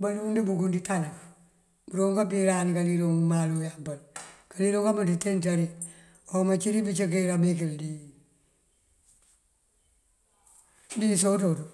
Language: Mandjak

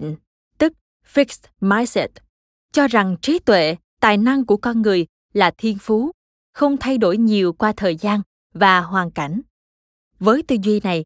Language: Vietnamese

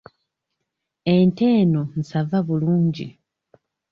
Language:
Ganda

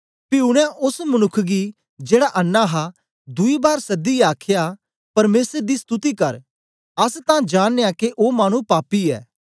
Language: Dogri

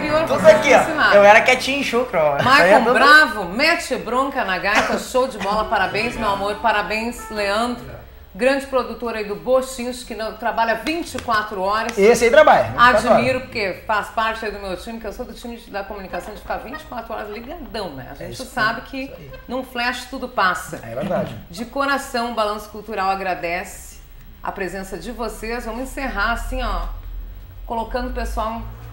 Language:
Portuguese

